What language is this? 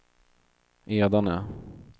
Swedish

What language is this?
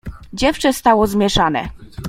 Polish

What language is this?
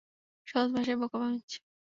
Bangla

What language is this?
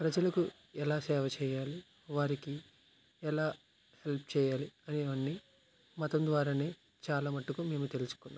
Telugu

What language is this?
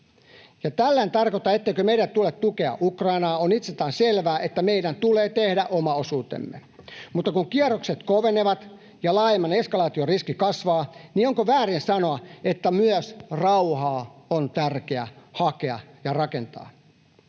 Finnish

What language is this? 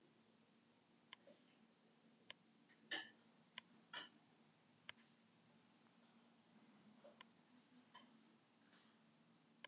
Icelandic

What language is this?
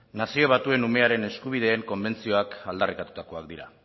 Basque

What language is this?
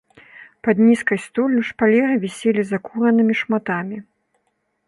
Belarusian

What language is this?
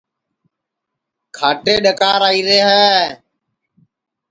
Sansi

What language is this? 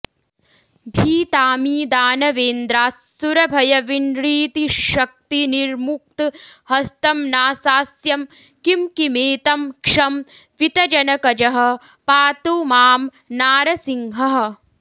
Sanskrit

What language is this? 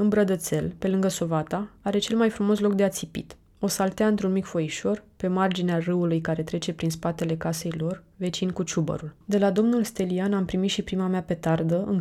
Romanian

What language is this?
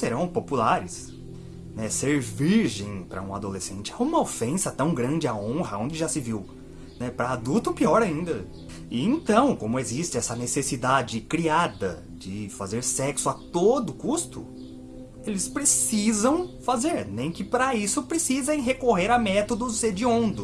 Portuguese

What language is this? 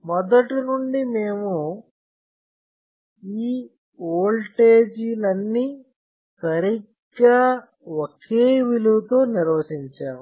Telugu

